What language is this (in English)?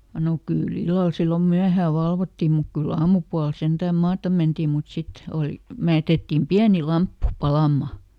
Finnish